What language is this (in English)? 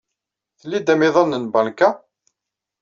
Kabyle